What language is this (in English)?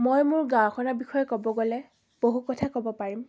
Assamese